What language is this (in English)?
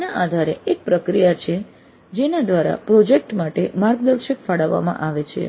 Gujarati